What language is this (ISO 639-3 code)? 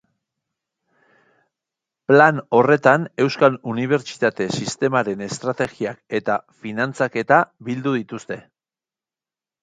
eus